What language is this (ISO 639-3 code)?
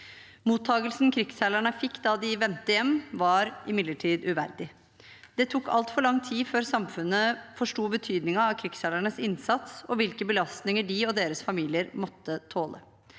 nor